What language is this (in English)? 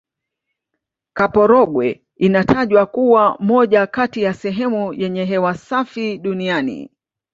Swahili